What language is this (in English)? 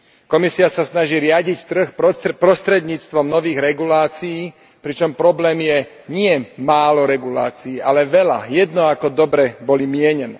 Slovak